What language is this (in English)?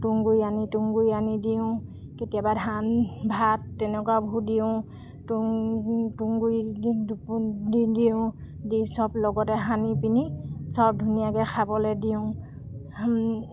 Assamese